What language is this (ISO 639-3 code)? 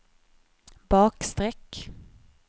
swe